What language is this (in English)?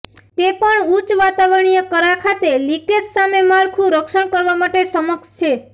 Gujarati